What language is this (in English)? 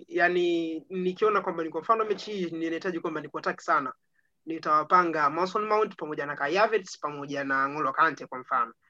Swahili